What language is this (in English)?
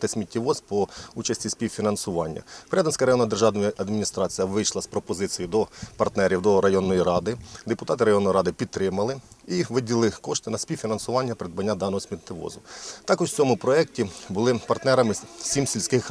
Ukrainian